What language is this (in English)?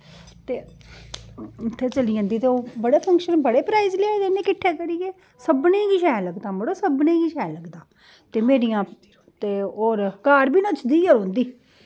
Dogri